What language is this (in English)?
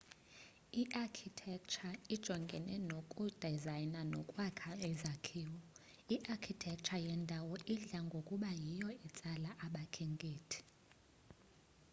Xhosa